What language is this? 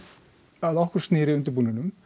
Icelandic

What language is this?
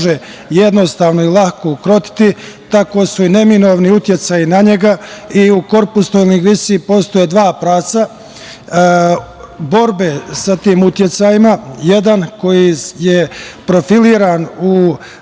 Serbian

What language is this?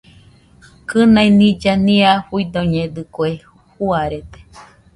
Nüpode Huitoto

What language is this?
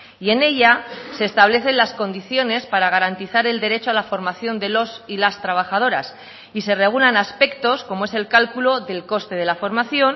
Spanish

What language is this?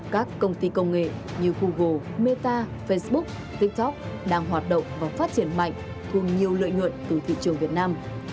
Vietnamese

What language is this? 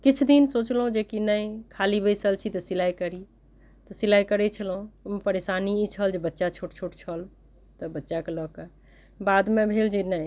Maithili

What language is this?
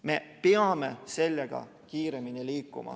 Estonian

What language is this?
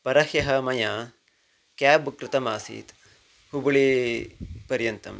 Sanskrit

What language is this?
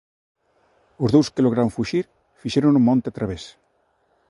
Galician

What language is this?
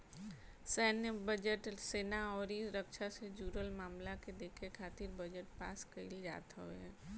Bhojpuri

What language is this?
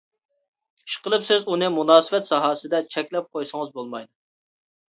Uyghur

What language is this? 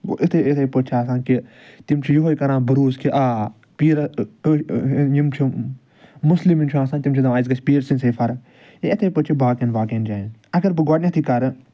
Kashmiri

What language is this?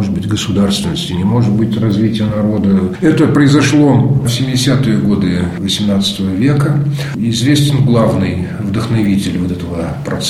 Russian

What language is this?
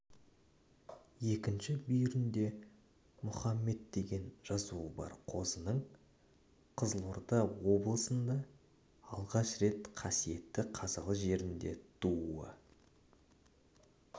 Kazakh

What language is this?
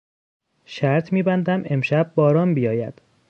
Persian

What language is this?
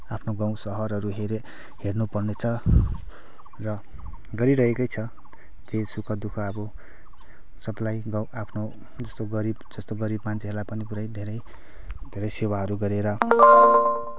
Nepali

